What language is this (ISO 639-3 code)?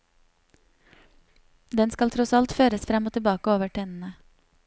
nor